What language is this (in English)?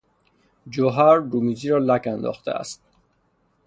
Persian